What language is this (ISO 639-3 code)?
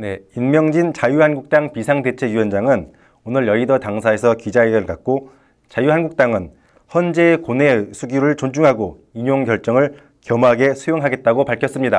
kor